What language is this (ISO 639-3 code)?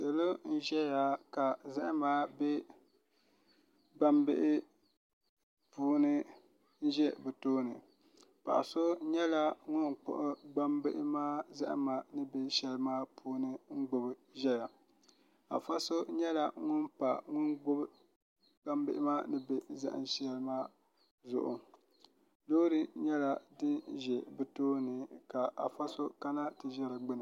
dag